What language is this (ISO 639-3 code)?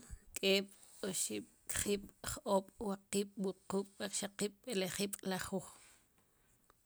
qum